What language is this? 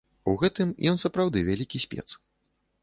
Belarusian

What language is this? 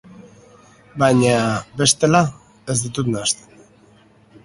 Basque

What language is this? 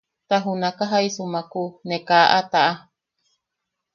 Yaqui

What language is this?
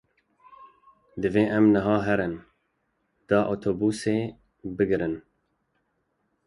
Kurdish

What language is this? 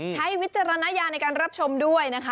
Thai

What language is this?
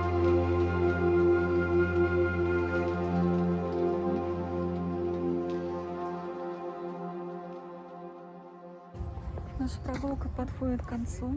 Russian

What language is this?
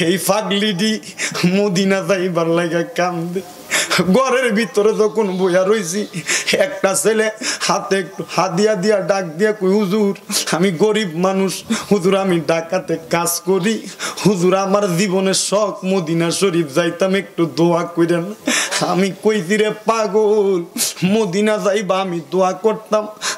Romanian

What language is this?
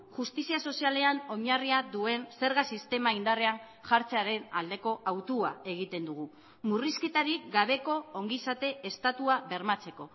Basque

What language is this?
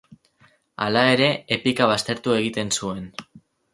Basque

